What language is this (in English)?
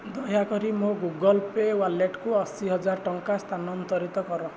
Odia